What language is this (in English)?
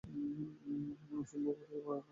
Bangla